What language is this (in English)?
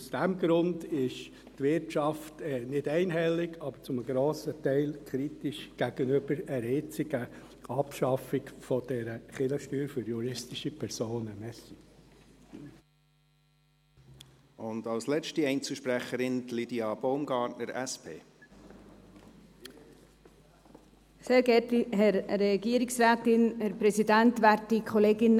Swiss German